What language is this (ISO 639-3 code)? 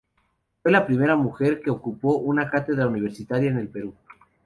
spa